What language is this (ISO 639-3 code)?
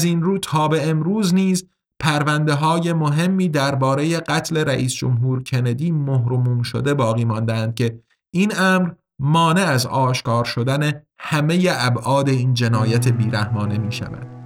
fas